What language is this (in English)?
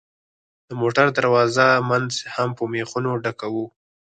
Pashto